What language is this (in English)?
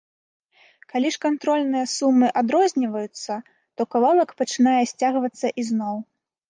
Belarusian